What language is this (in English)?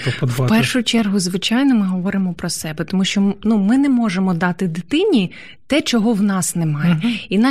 Ukrainian